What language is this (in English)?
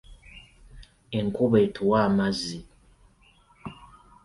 Ganda